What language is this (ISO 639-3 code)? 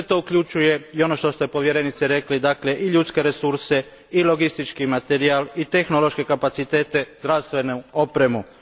hrv